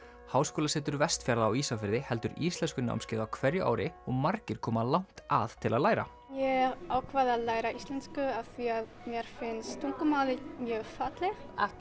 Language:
Icelandic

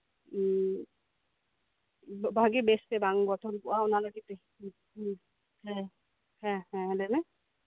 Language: Santali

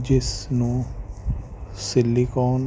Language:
Punjabi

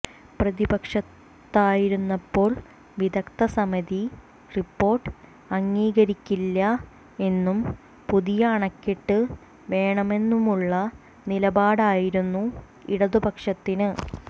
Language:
Malayalam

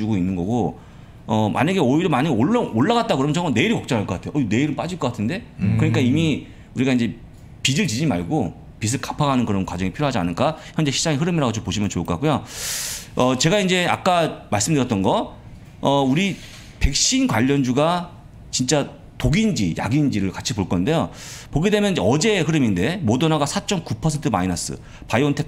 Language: Korean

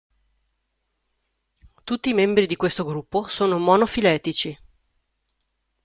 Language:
Italian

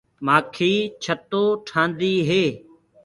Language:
Gurgula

